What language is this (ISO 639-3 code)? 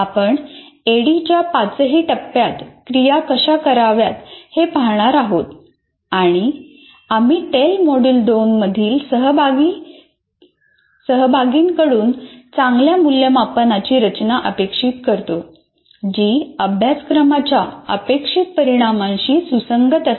mar